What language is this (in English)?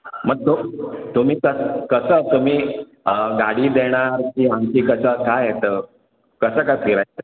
Marathi